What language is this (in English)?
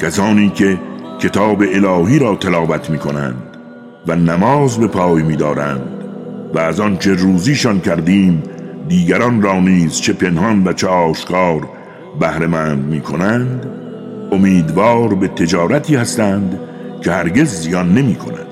Persian